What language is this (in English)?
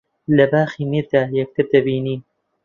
Central Kurdish